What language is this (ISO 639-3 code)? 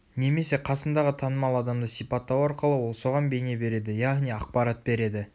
kaz